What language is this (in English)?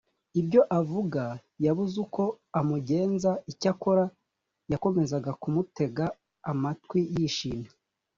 Kinyarwanda